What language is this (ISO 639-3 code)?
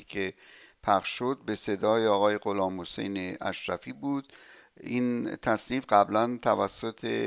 fas